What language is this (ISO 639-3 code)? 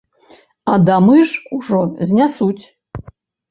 bel